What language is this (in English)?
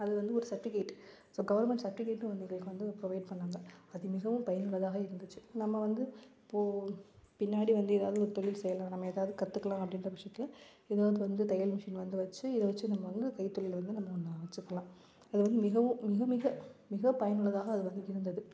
Tamil